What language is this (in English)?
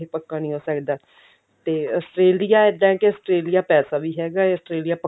Punjabi